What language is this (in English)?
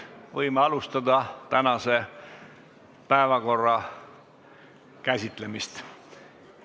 Estonian